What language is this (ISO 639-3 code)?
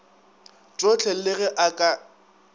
nso